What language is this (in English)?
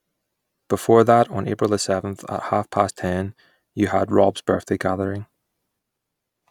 English